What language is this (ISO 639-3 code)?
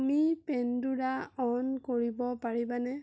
asm